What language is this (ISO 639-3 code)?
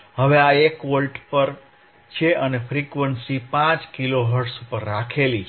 guj